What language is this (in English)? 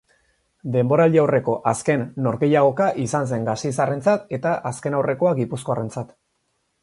Basque